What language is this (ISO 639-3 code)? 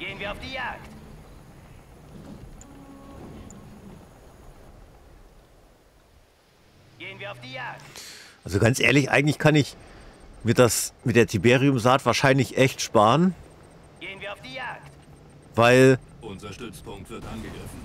deu